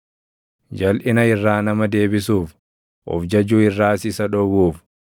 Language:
Oromo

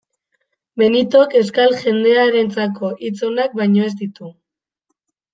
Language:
Basque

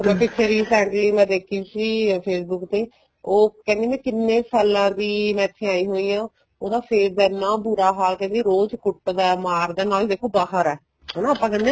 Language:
Punjabi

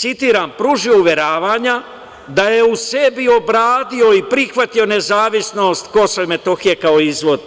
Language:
Serbian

